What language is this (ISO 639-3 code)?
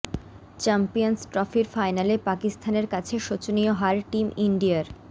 ben